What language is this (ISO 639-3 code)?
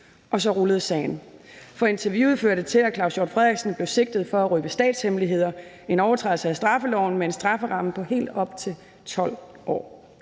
dan